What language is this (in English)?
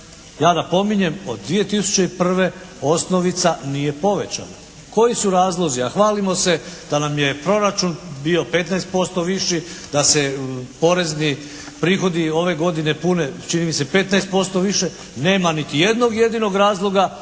Croatian